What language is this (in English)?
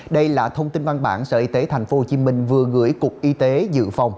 Vietnamese